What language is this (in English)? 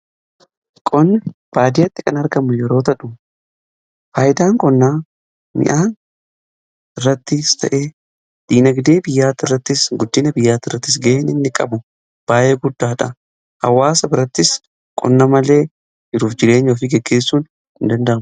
Oromo